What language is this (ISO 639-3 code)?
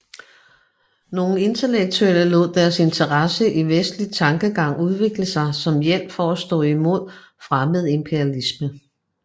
dan